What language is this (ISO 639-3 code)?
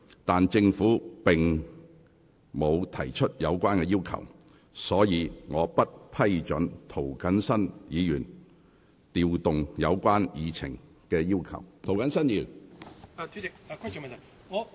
yue